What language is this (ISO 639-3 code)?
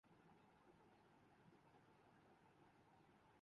urd